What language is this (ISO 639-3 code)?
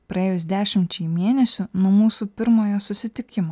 lit